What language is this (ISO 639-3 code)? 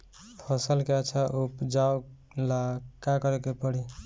bho